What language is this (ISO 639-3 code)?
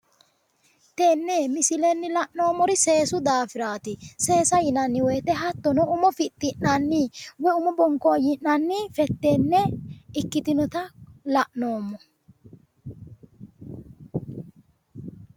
sid